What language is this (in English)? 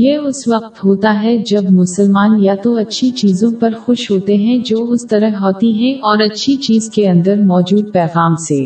Urdu